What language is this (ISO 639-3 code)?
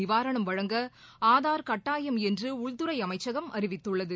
tam